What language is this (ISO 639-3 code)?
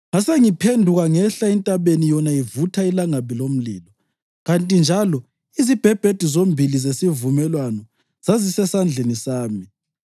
nde